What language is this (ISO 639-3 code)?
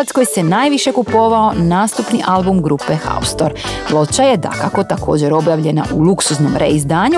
hrv